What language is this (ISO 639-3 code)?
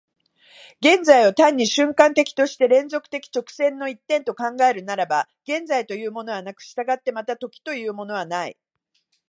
jpn